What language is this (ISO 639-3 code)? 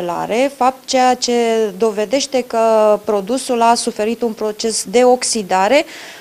ron